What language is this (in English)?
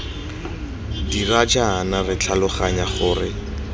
Tswana